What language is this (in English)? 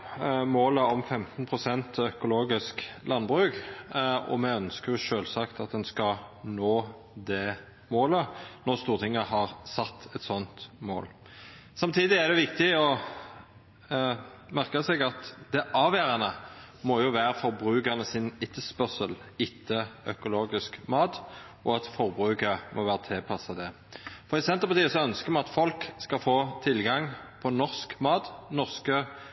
Norwegian Nynorsk